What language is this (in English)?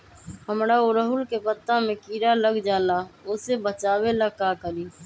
Magahi